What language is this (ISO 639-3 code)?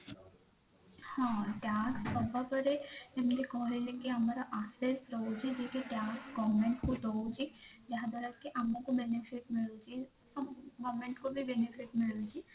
ori